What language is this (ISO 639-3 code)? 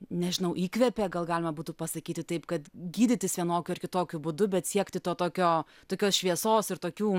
lit